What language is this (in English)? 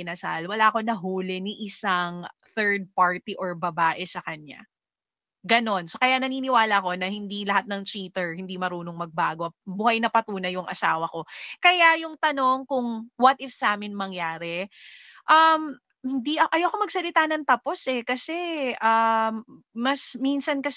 Filipino